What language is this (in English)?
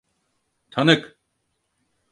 Turkish